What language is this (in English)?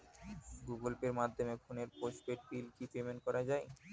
Bangla